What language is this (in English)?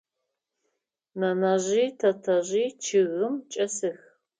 Adyghe